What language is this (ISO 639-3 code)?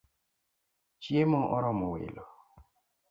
luo